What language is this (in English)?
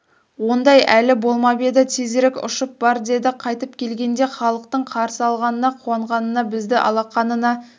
Kazakh